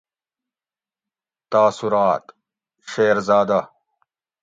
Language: Gawri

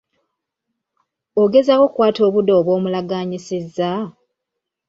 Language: Ganda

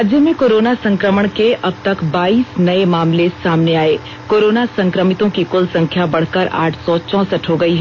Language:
Hindi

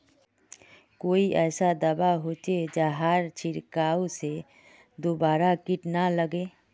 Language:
Magahi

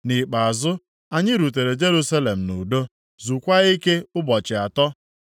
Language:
Igbo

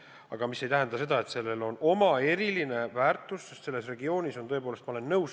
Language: Estonian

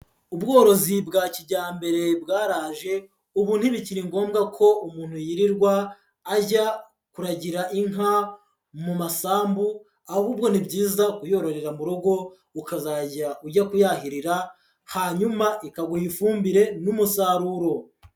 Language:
Kinyarwanda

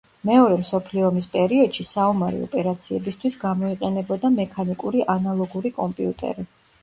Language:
Georgian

